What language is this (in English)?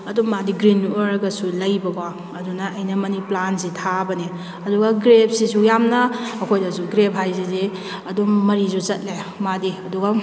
Manipuri